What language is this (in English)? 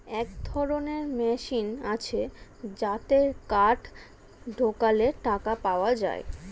Bangla